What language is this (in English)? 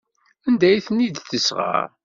Kabyle